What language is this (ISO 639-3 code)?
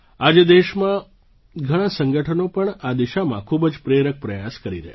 guj